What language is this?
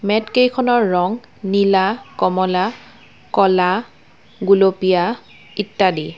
Assamese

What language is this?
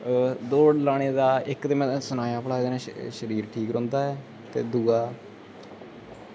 Dogri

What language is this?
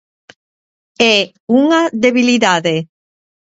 Galician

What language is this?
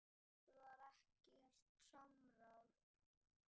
Icelandic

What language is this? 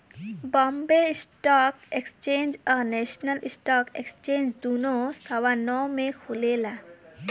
Bhojpuri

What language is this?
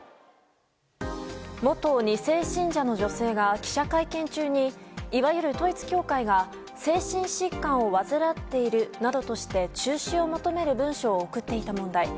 Japanese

